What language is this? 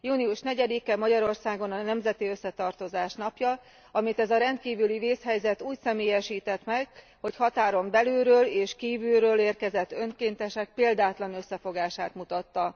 Hungarian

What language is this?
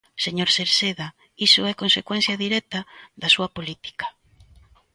Galician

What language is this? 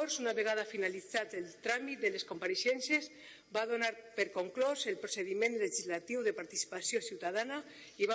Spanish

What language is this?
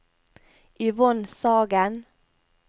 Norwegian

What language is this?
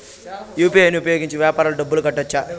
Telugu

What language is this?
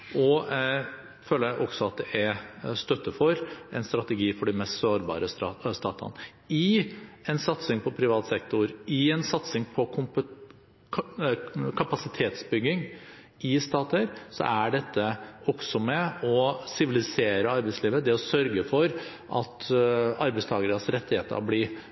Norwegian Bokmål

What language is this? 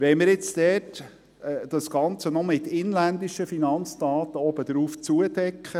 Swiss German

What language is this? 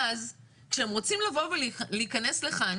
Hebrew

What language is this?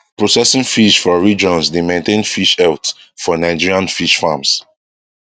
Nigerian Pidgin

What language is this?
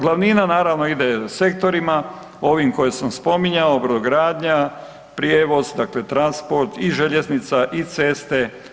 Croatian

